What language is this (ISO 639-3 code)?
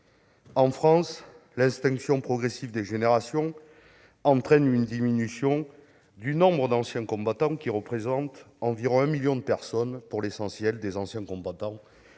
fra